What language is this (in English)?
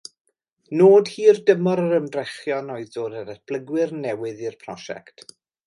Welsh